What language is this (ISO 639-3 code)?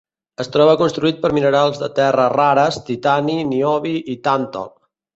cat